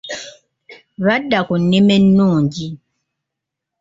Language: Ganda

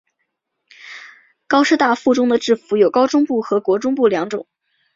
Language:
Chinese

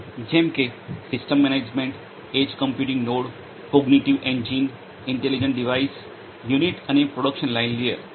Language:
Gujarati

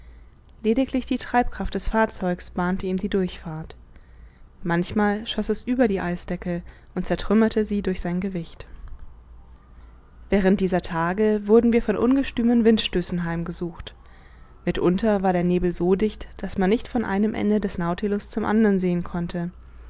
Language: German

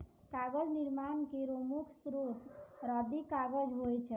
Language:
Maithili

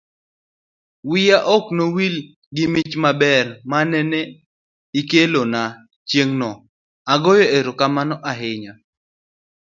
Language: Luo (Kenya and Tanzania)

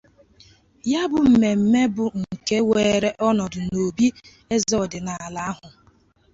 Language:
Igbo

